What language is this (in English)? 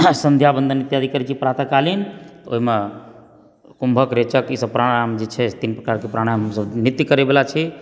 Maithili